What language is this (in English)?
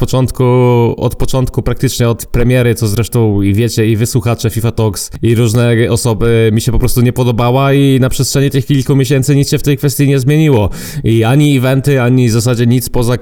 Polish